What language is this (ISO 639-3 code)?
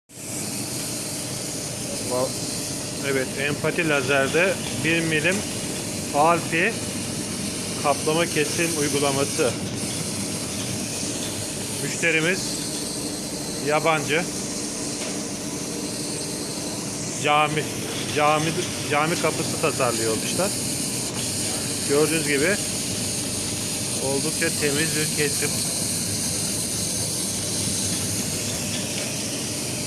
tur